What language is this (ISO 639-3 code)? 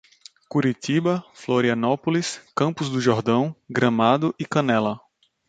por